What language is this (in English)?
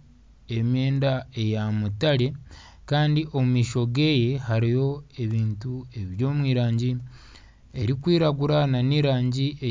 Nyankole